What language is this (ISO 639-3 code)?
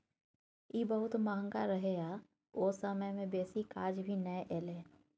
mai